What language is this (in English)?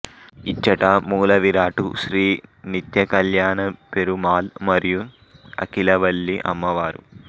Telugu